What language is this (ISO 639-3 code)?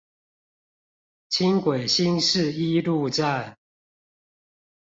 zho